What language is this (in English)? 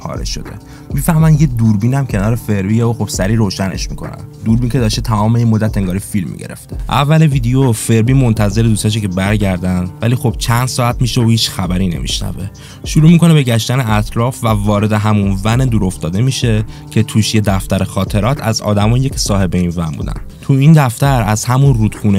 Persian